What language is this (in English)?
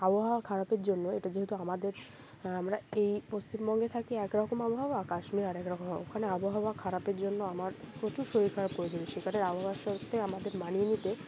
Bangla